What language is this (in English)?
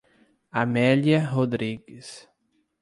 Portuguese